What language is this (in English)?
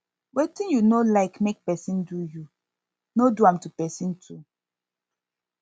Nigerian Pidgin